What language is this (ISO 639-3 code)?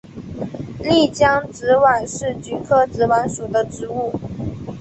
zho